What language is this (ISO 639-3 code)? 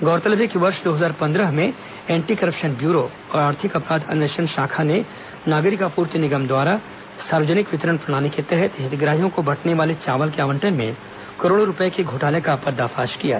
hin